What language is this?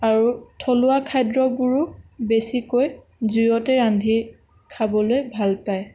Assamese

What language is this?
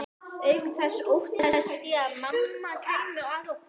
Icelandic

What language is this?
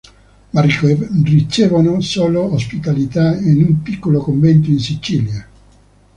Italian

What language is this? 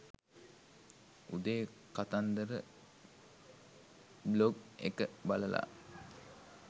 Sinhala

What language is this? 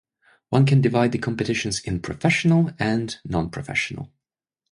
English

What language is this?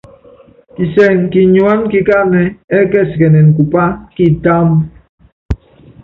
Yangben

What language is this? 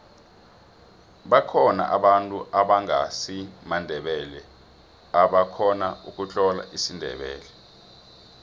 South Ndebele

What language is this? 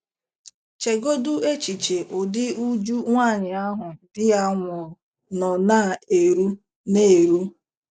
Igbo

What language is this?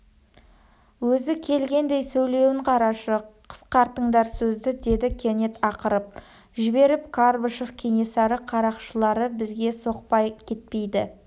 Kazakh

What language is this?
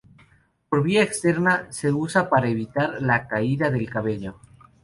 Spanish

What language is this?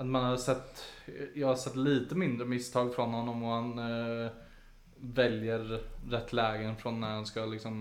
Swedish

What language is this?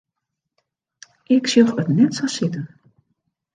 Western Frisian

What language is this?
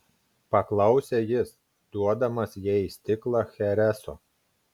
Lithuanian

